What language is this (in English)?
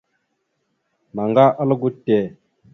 Mada (Cameroon)